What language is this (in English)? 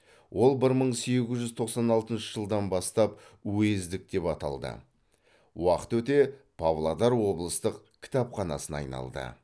Kazakh